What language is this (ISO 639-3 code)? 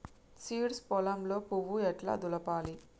tel